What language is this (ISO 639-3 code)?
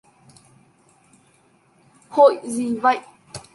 vie